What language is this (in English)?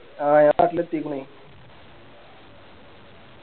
Malayalam